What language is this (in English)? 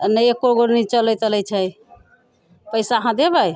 Maithili